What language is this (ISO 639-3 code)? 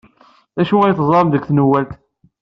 kab